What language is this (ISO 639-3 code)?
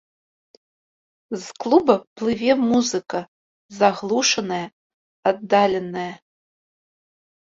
bel